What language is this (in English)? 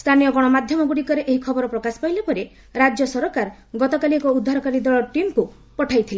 Odia